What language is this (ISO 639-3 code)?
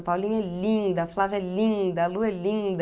por